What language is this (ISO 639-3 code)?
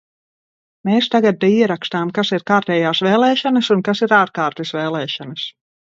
lav